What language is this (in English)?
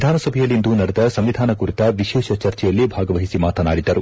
Kannada